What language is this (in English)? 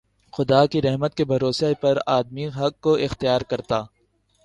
Urdu